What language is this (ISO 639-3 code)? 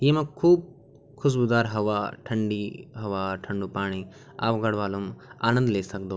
gbm